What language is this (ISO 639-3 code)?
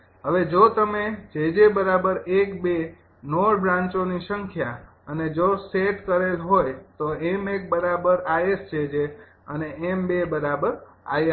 guj